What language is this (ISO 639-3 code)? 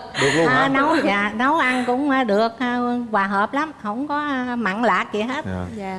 vie